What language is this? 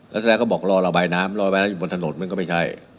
Thai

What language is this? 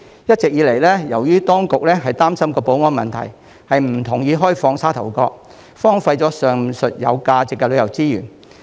Cantonese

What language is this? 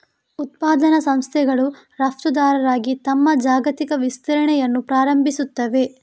Kannada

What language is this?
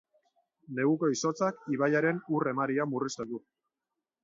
Basque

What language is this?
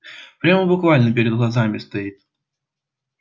Russian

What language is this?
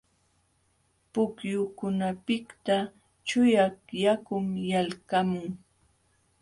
Jauja Wanca Quechua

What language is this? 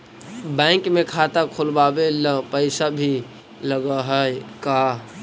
Magahi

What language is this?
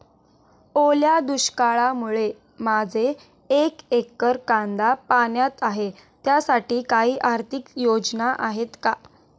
Marathi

